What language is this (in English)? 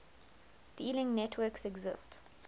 English